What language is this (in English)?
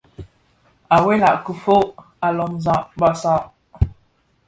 Bafia